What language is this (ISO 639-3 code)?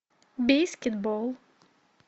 rus